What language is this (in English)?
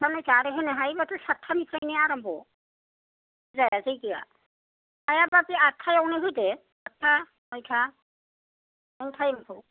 Bodo